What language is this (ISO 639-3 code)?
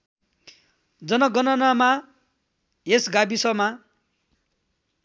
nep